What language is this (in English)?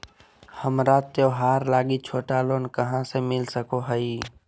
Magahi